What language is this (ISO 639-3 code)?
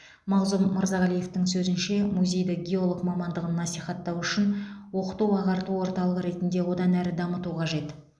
kaz